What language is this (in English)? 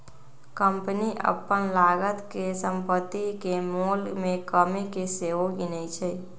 Magahi